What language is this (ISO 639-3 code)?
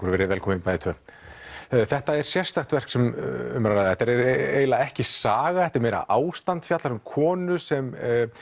isl